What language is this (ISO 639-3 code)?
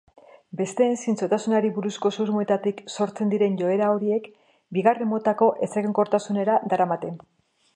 eus